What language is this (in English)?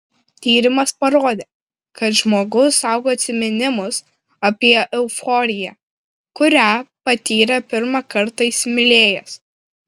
Lithuanian